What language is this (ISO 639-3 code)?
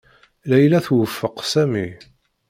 kab